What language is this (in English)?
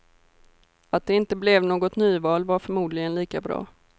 Swedish